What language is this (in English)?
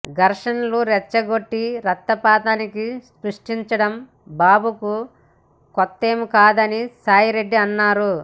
Telugu